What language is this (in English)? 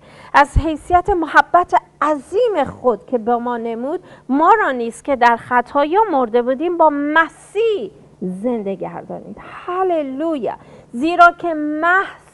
Persian